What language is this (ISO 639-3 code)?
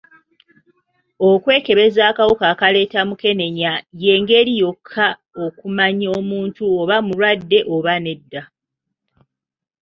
lug